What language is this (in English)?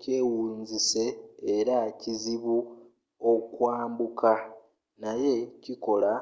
Ganda